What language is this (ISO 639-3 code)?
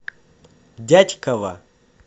rus